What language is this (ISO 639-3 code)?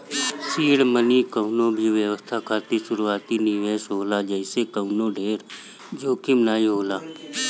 bho